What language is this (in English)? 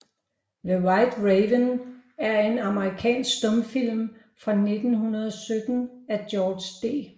Danish